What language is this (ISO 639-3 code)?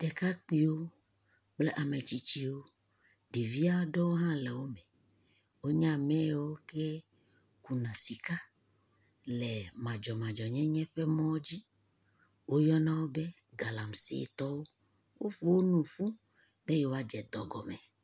ewe